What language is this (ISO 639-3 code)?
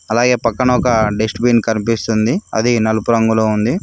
tel